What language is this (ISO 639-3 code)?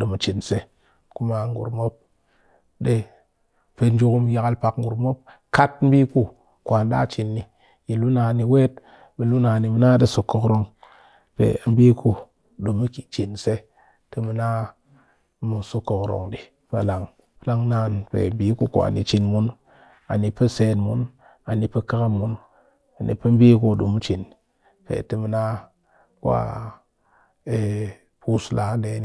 cky